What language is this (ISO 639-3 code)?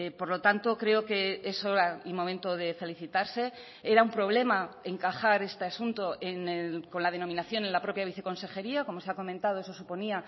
spa